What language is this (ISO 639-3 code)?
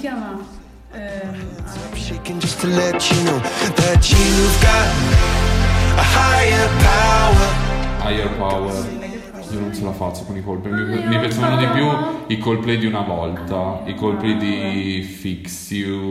ita